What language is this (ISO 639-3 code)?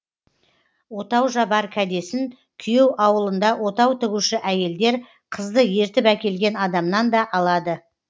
kaz